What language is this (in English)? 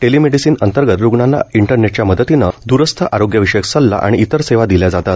Marathi